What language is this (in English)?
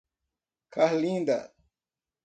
Portuguese